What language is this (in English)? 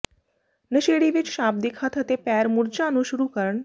Punjabi